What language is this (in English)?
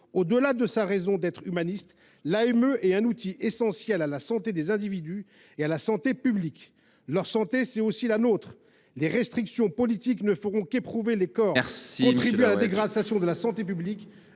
French